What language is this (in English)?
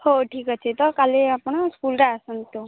Odia